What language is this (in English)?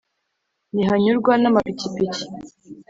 Kinyarwanda